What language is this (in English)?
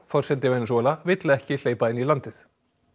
Icelandic